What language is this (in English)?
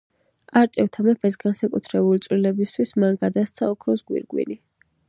Georgian